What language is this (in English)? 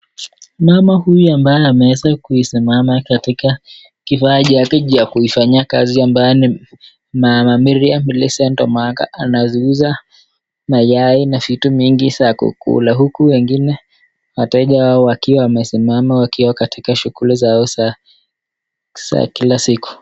Swahili